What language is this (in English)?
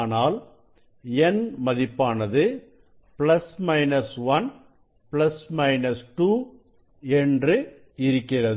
Tamil